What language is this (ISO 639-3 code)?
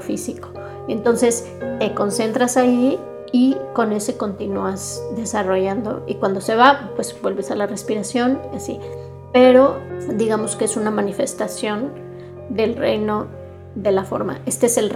spa